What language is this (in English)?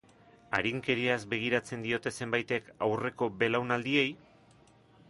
Basque